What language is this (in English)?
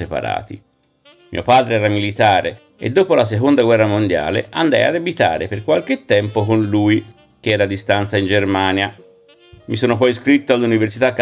Italian